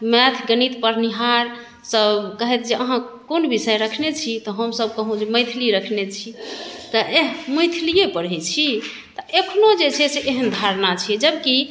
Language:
Maithili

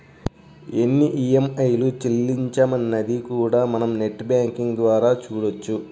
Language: Telugu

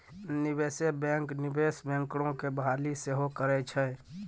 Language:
Maithili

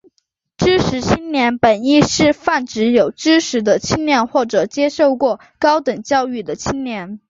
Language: Chinese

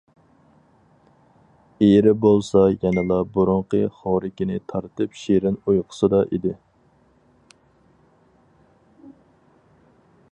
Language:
Uyghur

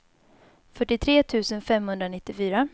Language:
Swedish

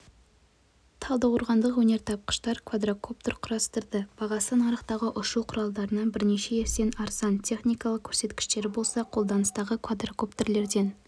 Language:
Kazakh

